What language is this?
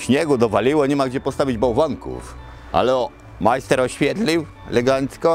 Polish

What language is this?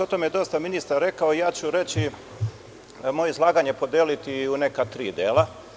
Serbian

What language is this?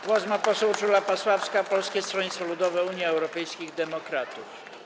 Polish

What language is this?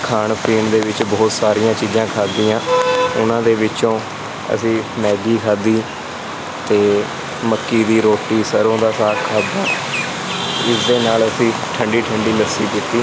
Punjabi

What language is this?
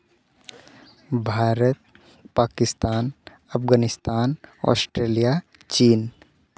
Santali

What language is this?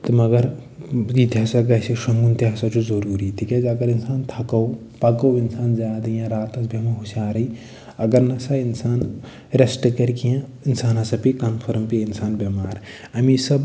Kashmiri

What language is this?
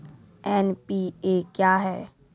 Maithili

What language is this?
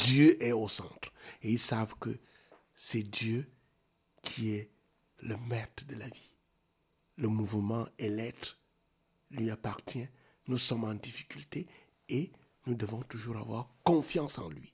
French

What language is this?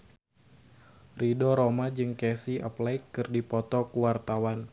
Sundanese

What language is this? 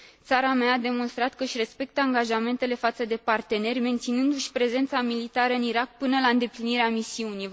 Romanian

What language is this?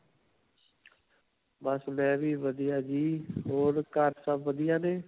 Punjabi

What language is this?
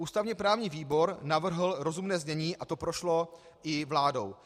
Czech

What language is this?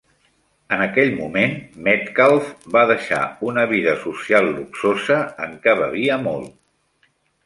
Catalan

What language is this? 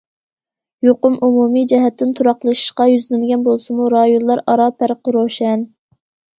Uyghur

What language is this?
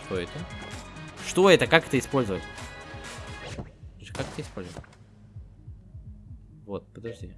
Russian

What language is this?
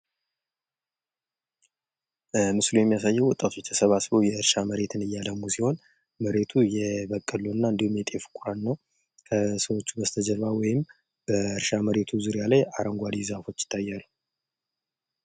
Amharic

